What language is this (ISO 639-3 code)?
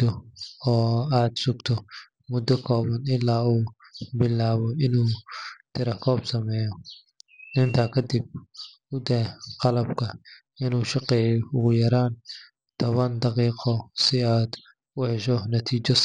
som